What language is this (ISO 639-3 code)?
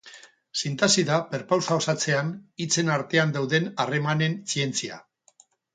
eus